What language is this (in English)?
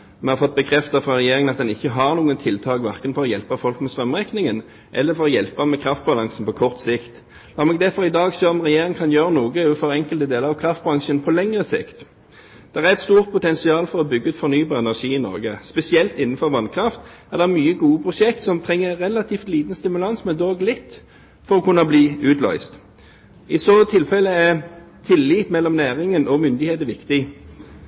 Norwegian Bokmål